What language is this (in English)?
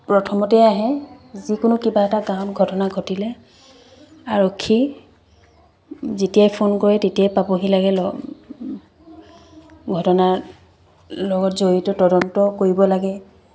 Assamese